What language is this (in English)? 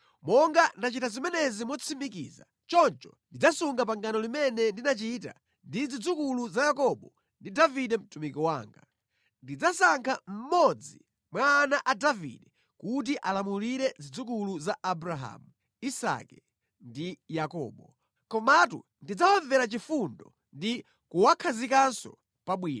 Nyanja